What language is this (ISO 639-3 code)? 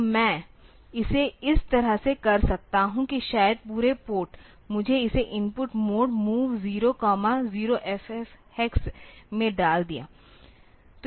hin